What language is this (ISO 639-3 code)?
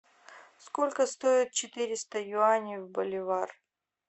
rus